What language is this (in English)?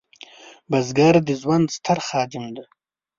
Pashto